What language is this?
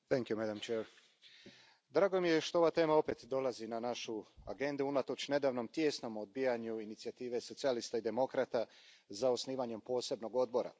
Croatian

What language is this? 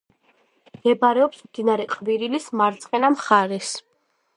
Georgian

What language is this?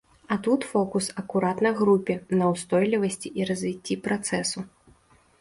Belarusian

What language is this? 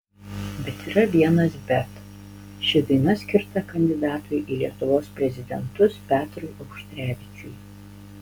Lithuanian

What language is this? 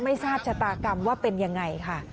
Thai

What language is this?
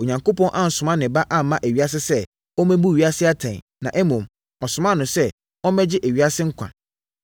Akan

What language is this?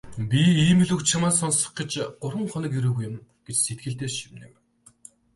Mongolian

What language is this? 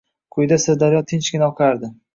Uzbek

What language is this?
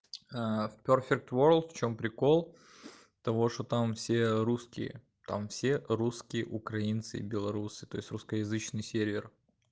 Russian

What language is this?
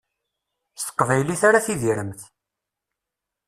Kabyle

